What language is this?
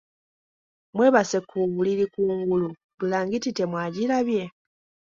Ganda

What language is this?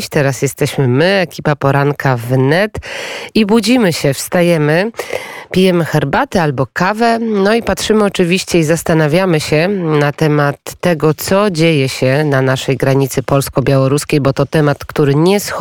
Polish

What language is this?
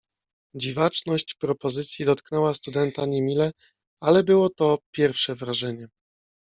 Polish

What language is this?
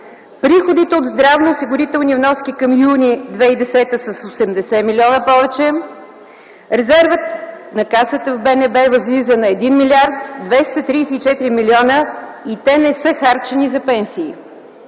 Bulgarian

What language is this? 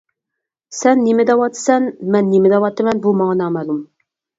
Uyghur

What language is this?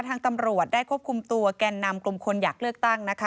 Thai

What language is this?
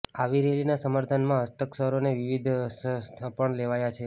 Gujarati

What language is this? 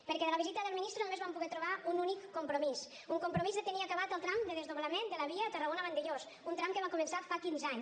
Catalan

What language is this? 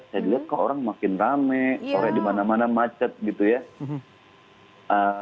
Indonesian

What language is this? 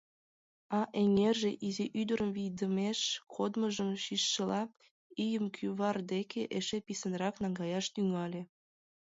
Mari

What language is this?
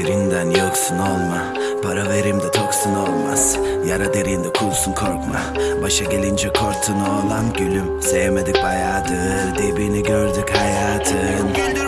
Turkish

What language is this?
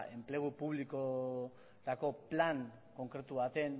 Basque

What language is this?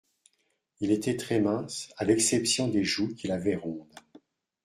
French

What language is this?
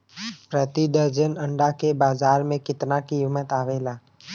Bhojpuri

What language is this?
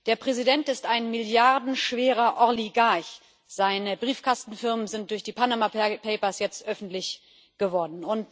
German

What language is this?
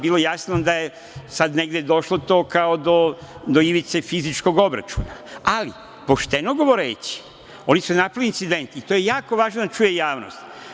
Serbian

